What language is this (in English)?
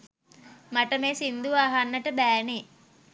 Sinhala